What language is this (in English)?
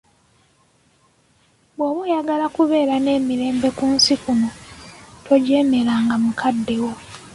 Ganda